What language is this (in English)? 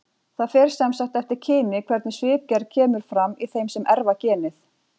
Icelandic